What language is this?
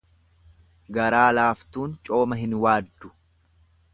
Oromo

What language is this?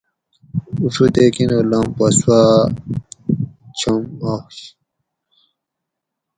Gawri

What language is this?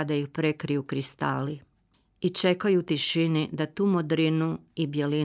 Croatian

